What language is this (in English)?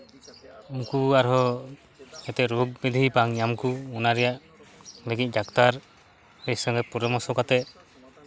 Santali